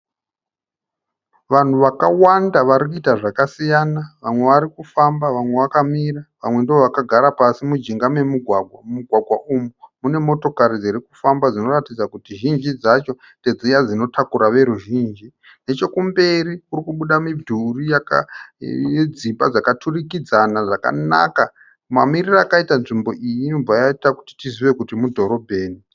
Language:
Shona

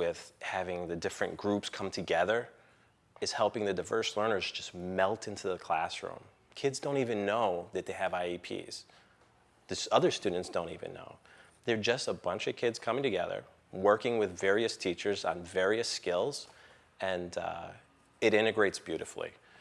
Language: English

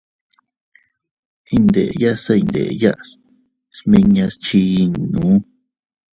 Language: Teutila Cuicatec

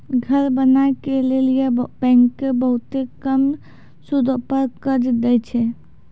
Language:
Maithili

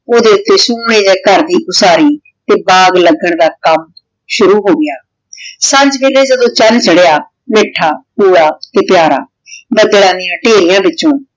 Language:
Punjabi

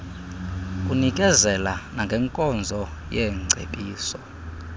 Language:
Xhosa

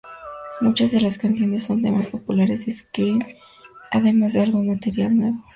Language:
Spanish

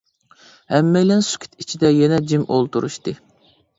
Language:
Uyghur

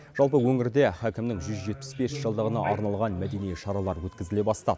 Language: Kazakh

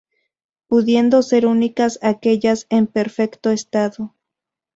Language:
Spanish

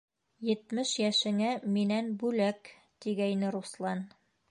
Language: Bashkir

